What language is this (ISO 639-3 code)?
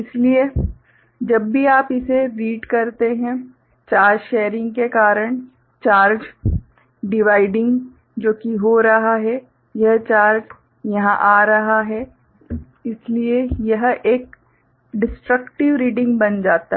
hin